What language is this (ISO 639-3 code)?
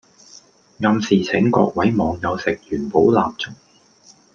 yue